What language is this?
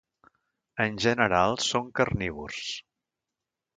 Catalan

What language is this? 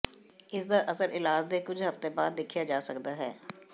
Punjabi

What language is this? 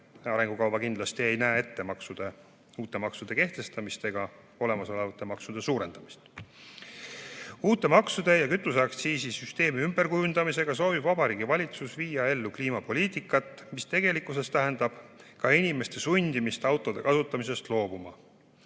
Estonian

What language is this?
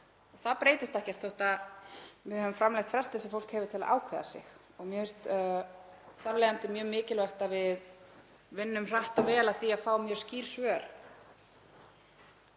Icelandic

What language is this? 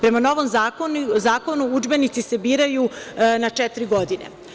Serbian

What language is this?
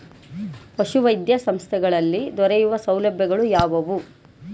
Kannada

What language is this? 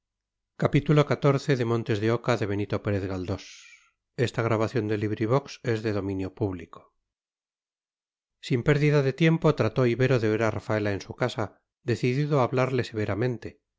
Spanish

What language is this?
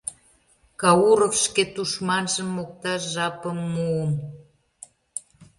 Mari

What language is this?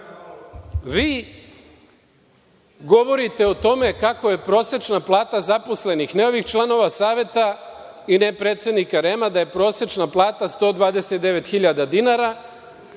Serbian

